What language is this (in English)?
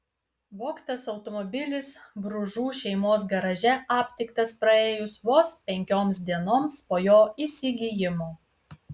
Lithuanian